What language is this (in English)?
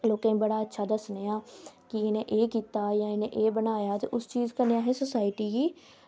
Dogri